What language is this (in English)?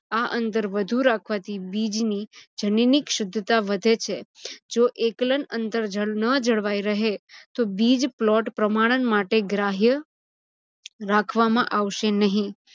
Gujarati